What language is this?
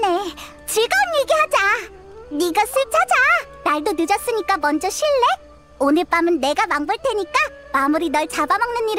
Korean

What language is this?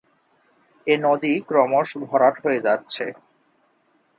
Bangla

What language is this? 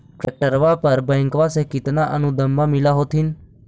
Magahi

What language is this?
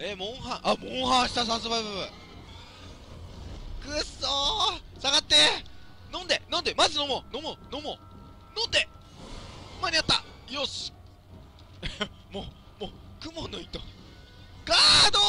Japanese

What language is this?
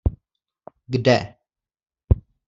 Czech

